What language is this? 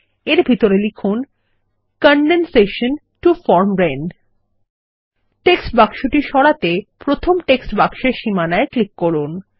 Bangla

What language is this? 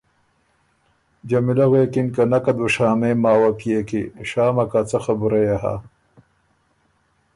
Ormuri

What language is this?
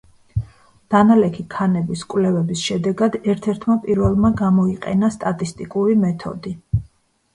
Georgian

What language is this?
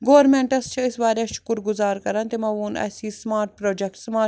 Kashmiri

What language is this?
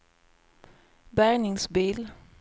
Swedish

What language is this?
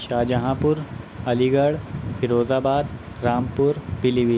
Urdu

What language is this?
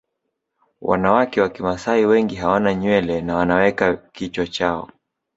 Swahili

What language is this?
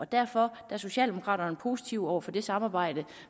Danish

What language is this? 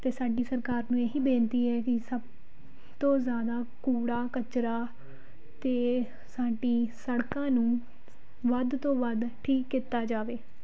Punjabi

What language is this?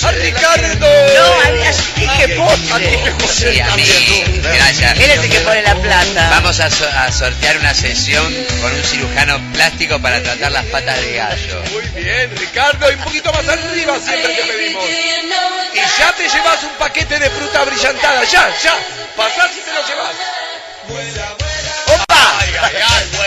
Spanish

